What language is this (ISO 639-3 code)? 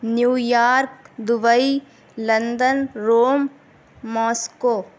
urd